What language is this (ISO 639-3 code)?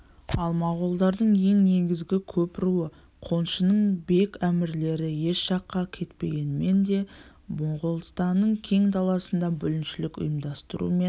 kaz